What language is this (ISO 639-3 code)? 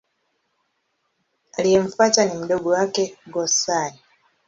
swa